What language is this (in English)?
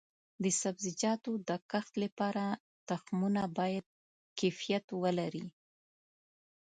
Pashto